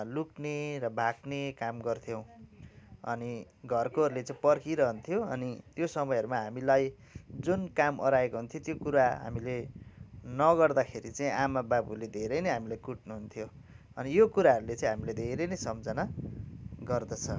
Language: Nepali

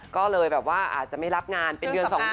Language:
Thai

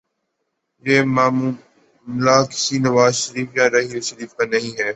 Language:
Urdu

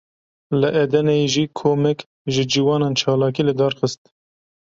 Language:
Kurdish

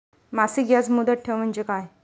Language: Marathi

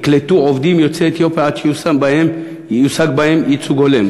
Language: Hebrew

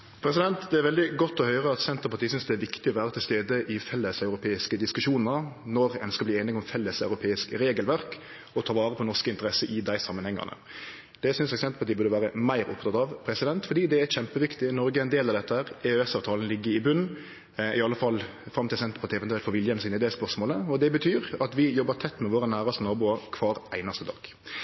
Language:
Norwegian Nynorsk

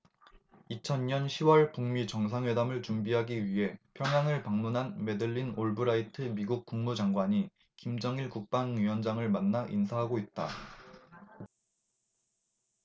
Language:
Korean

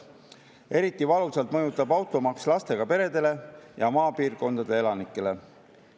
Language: Estonian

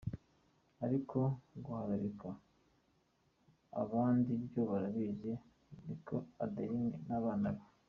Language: Kinyarwanda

